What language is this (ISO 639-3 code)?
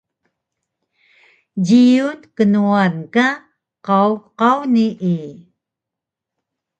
trv